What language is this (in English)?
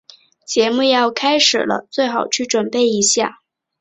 Chinese